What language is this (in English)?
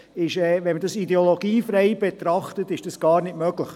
Swiss German